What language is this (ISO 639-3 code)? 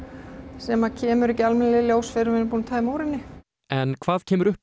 isl